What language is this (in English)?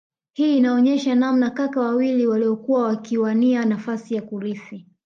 Swahili